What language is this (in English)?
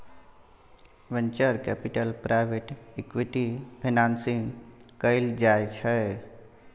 Maithili